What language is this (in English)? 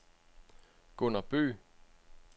Danish